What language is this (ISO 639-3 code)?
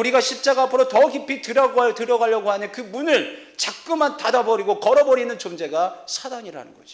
kor